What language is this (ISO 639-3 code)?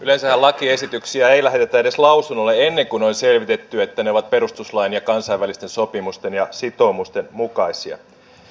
fin